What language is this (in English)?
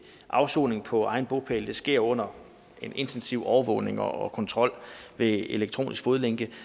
Danish